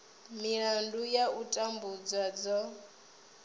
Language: Venda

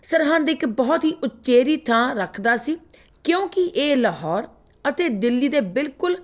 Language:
Punjabi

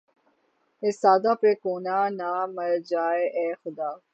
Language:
Urdu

